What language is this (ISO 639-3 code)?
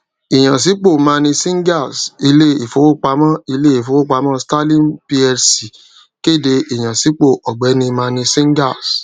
yor